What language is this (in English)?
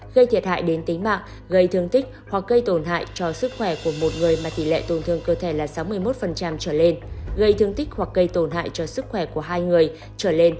Vietnamese